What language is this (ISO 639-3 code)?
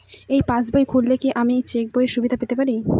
ben